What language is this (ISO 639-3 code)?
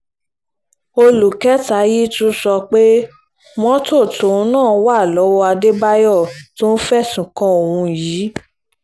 yor